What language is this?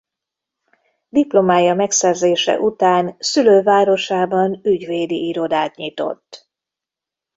Hungarian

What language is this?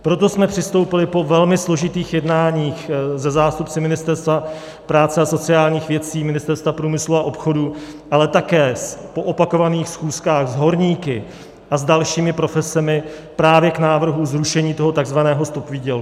Czech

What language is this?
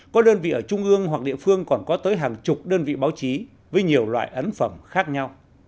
Vietnamese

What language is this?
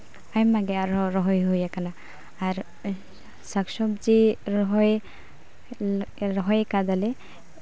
Santali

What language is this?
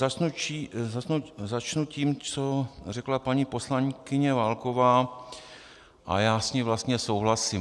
Czech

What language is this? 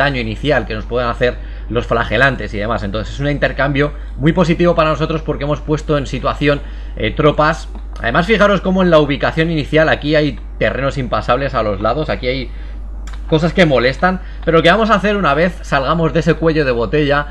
Spanish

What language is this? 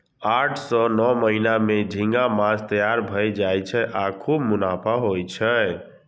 Maithili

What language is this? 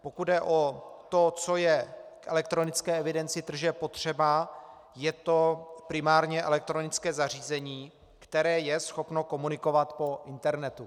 Czech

